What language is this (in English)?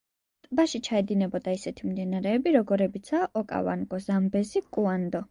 Georgian